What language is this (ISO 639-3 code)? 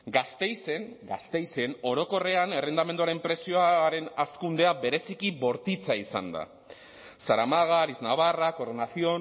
eus